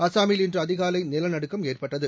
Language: Tamil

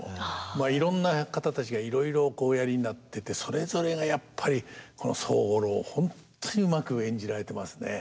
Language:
Japanese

